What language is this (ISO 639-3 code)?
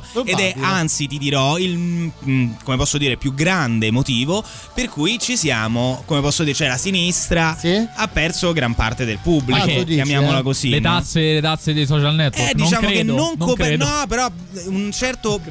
ita